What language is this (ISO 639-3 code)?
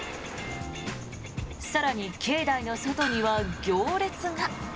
jpn